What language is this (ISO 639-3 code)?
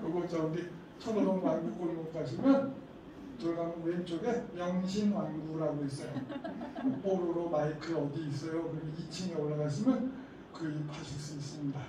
kor